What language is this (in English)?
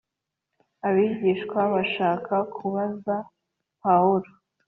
Kinyarwanda